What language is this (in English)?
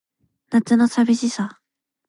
Japanese